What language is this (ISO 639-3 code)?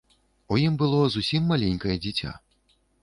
bel